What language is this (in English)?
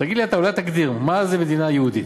Hebrew